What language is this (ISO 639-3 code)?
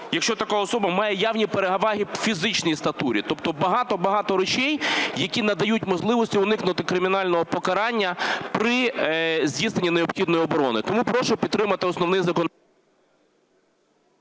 ukr